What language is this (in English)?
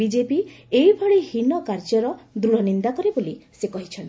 Odia